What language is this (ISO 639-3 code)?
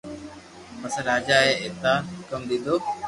lrk